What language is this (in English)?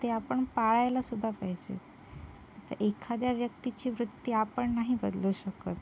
Marathi